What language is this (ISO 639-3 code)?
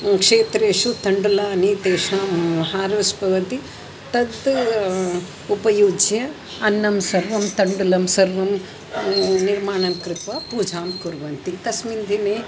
san